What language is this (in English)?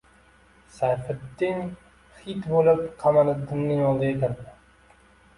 Uzbek